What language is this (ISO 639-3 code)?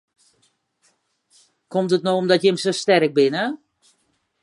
fry